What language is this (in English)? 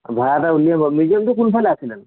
Assamese